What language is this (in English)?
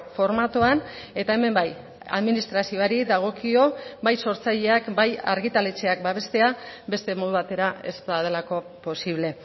Basque